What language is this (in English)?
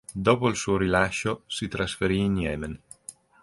Italian